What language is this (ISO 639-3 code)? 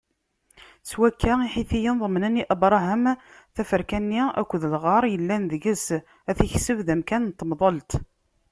kab